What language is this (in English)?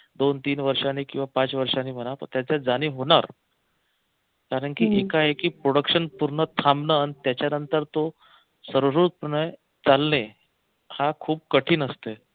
Marathi